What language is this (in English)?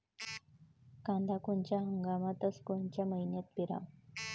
Marathi